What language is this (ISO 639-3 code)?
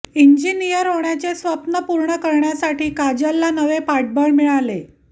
mar